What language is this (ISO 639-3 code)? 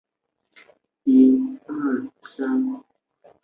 zho